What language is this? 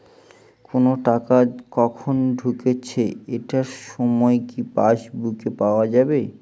Bangla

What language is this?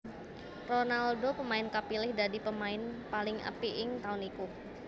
Javanese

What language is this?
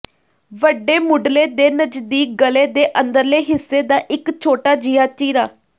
Punjabi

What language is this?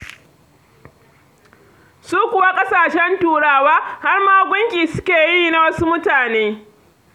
Hausa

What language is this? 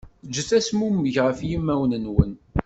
Kabyle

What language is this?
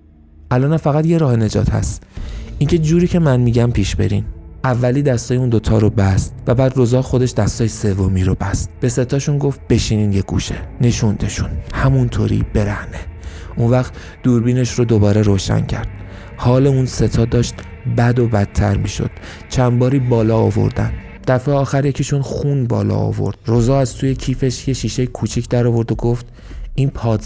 Persian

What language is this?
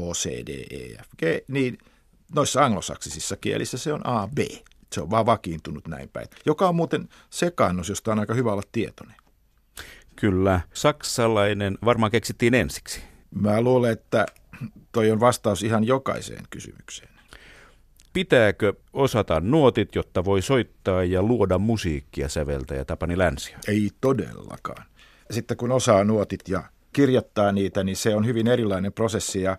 Finnish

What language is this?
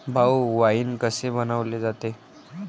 Marathi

